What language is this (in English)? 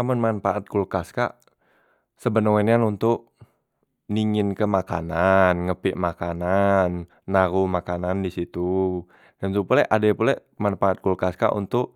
Musi